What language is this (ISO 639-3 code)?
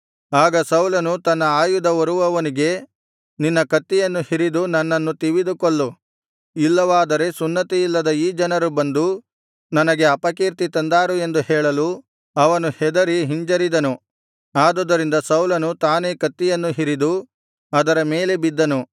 kan